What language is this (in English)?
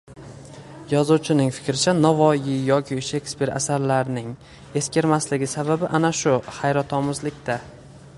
Uzbek